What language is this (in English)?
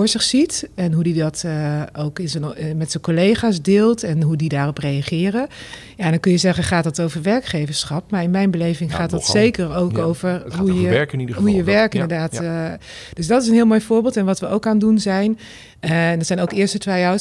Dutch